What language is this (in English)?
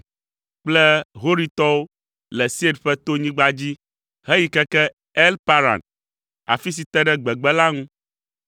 Ewe